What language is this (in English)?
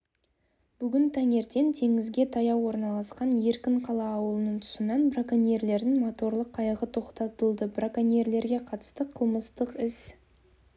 Kazakh